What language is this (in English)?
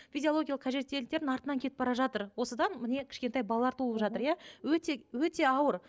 Kazakh